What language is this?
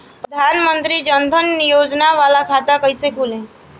Bhojpuri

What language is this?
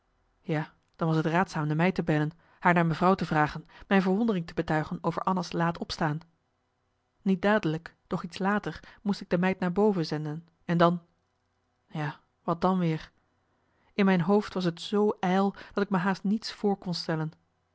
Dutch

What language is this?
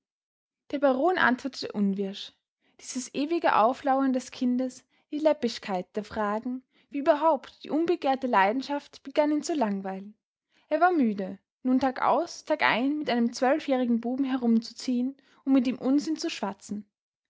German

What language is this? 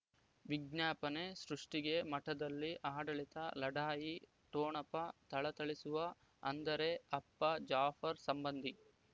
Kannada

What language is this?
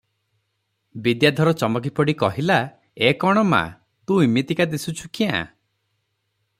Odia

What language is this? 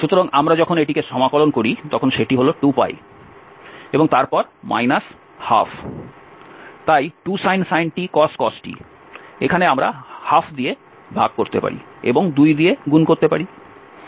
Bangla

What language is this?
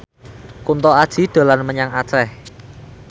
Javanese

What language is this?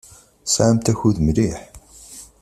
Kabyle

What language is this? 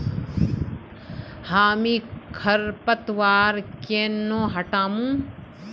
Magahi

